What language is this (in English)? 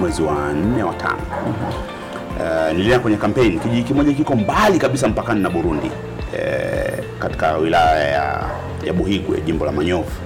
Swahili